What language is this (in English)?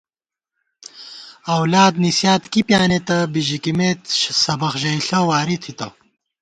Gawar-Bati